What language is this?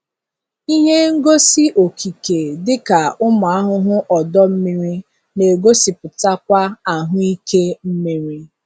Igbo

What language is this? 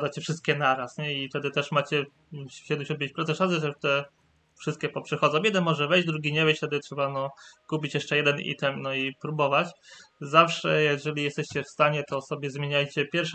Polish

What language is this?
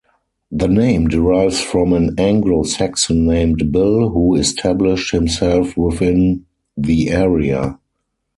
English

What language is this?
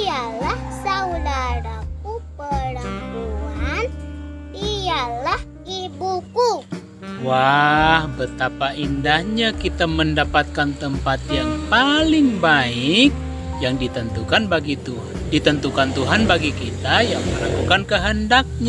Indonesian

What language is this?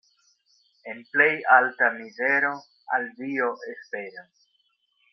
Esperanto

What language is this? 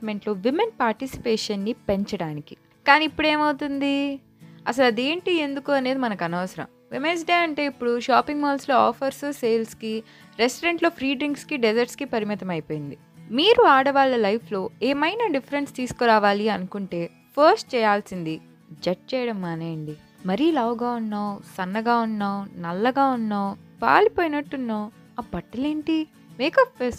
Telugu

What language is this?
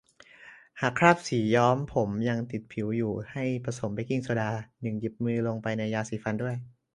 Thai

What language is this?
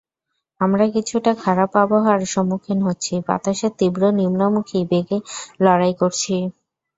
Bangla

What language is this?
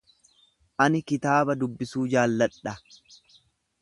Oromo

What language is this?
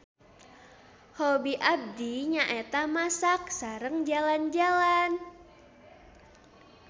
Sundanese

